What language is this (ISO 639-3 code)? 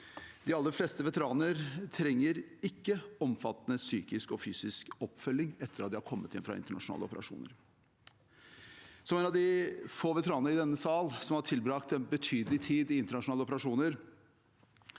nor